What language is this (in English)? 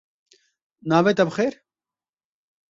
Kurdish